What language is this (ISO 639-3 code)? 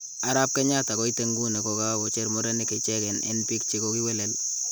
kln